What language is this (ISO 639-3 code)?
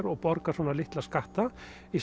isl